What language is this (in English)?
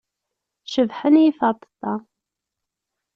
Kabyle